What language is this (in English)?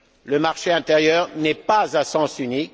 French